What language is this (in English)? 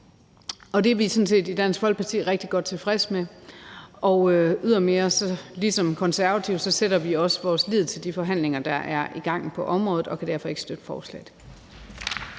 Danish